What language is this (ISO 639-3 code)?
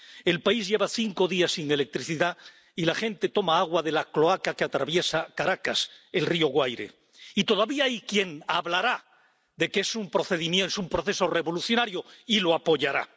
spa